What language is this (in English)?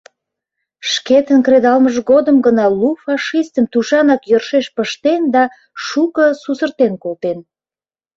Mari